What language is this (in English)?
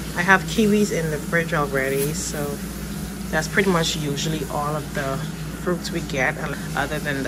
English